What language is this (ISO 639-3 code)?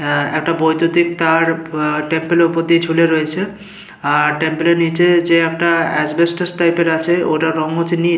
ben